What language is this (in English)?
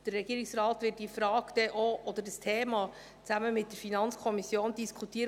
Swiss German